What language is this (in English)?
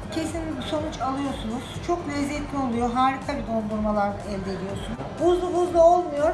Turkish